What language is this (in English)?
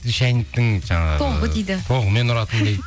Kazakh